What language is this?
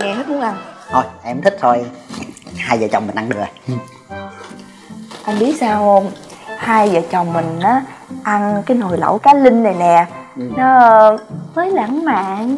Vietnamese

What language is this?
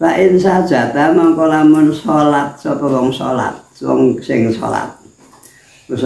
Indonesian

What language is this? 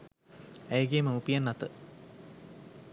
Sinhala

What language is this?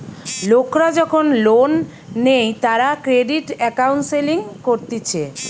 Bangla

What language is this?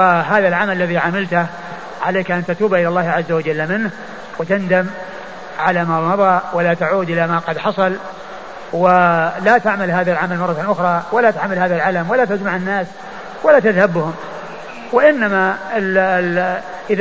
Arabic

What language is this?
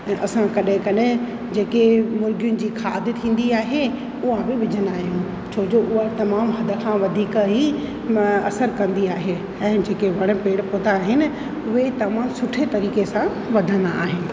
Sindhi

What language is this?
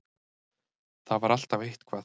Icelandic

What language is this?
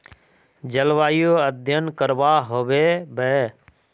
Magahi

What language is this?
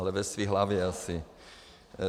Czech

